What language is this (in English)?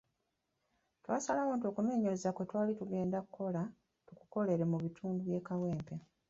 Ganda